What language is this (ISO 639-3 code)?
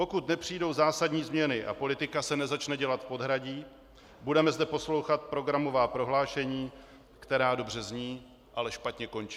ces